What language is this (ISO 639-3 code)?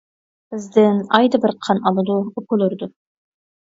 uig